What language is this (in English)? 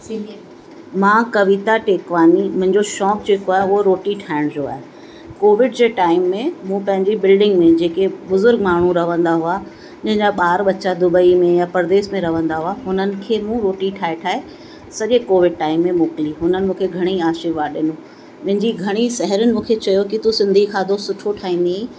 Sindhi